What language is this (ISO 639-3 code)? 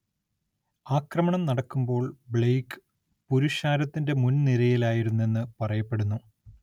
mal